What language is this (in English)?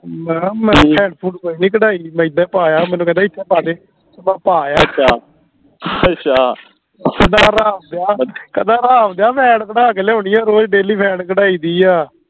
Punjabi